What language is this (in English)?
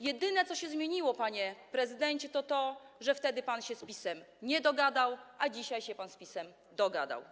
Polish